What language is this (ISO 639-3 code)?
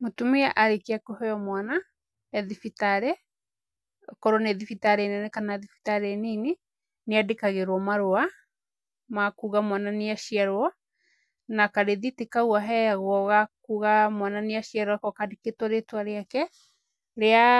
kik